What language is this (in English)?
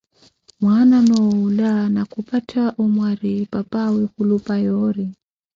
Koti